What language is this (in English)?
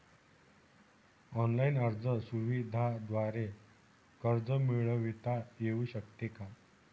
Marathi